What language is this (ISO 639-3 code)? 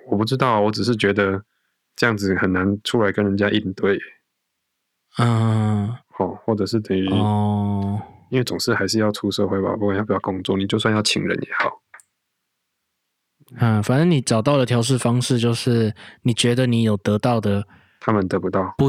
zho